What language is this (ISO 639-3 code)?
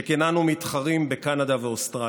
heb